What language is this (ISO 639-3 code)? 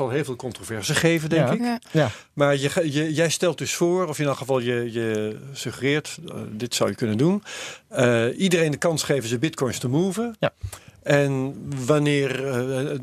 nld